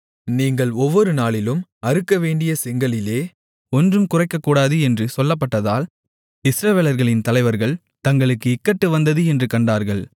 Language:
Tamil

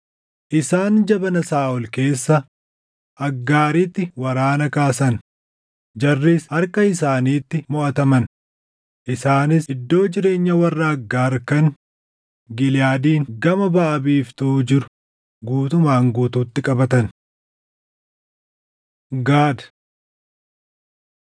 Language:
Oromo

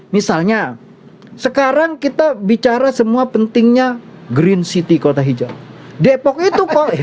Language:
Indonesian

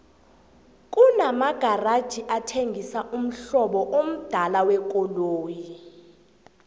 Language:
South Ndebele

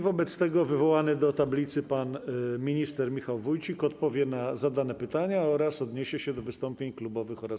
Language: Polish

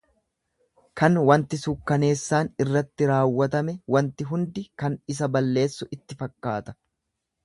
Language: Oromo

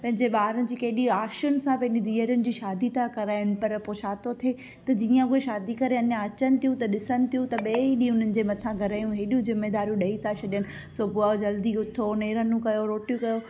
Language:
Sindhi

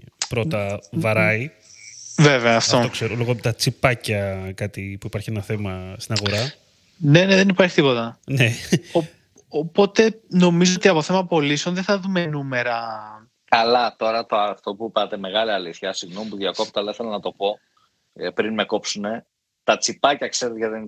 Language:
Greek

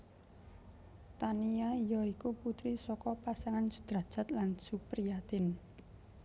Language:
Javanese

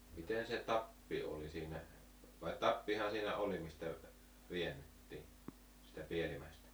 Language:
Finnish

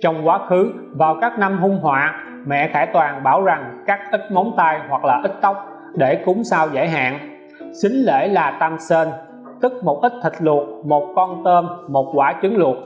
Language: Vietnamese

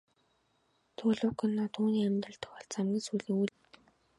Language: Mongolian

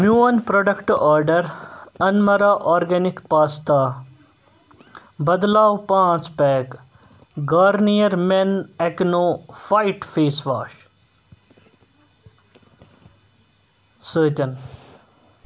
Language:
Kashmiri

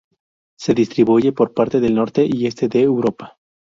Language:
Spanish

